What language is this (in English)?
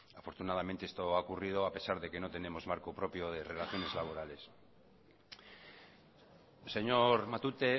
Spanish